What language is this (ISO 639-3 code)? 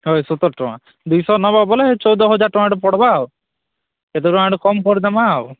ori